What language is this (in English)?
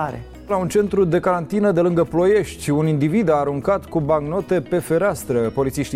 Romanian